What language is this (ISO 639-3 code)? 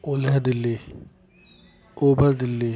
snd